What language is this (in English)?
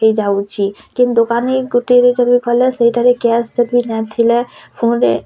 Odia